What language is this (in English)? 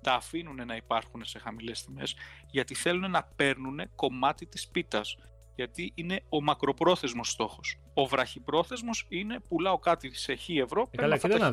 Greek